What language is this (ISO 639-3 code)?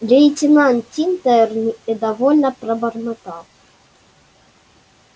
rus